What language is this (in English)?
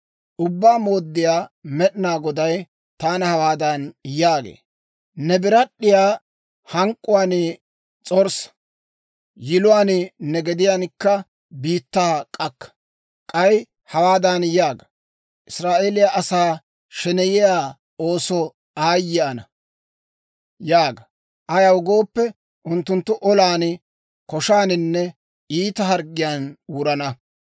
Dawro